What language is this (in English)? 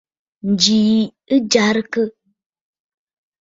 Bafut